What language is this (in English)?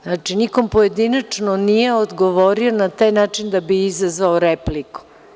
Serbian